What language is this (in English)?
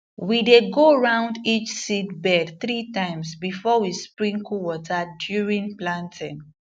Nigerian Pidgin